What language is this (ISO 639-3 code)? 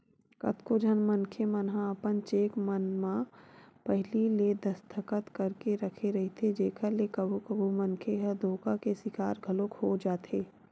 hne